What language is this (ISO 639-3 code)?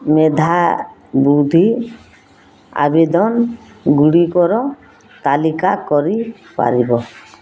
ori